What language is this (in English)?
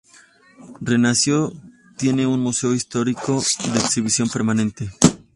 Spanish